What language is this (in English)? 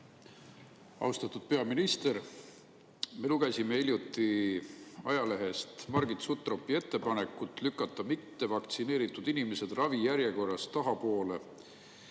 Estonian